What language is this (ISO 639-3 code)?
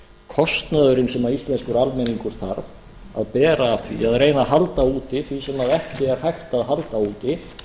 isl